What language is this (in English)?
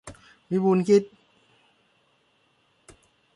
Thai